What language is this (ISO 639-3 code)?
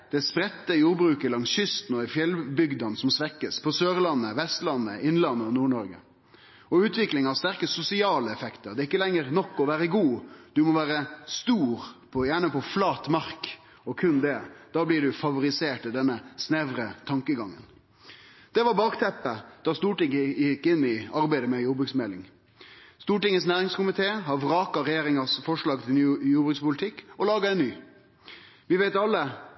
nno